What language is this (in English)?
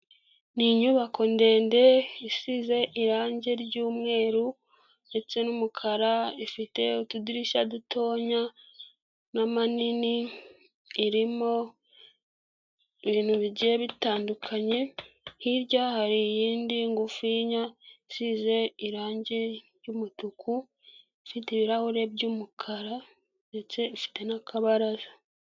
Kinyarwanda